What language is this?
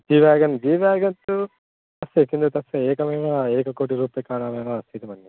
Sanskrit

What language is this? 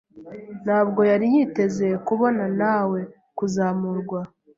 Kinyarwanda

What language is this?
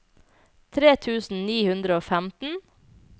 Norwegian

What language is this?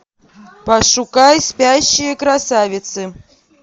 Russian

